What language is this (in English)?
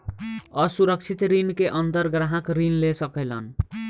Bhojpuri